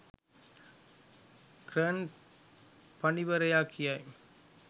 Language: Sinhala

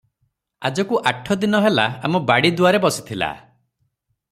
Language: Odia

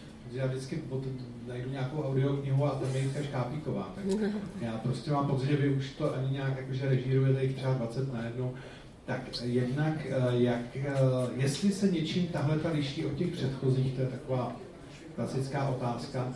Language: Czech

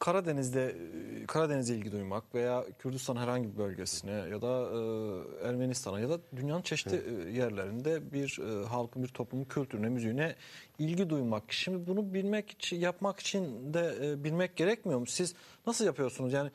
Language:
Turkish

